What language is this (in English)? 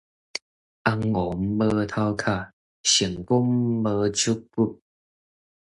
Min Nan Chinese